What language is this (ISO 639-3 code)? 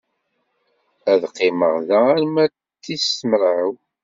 kab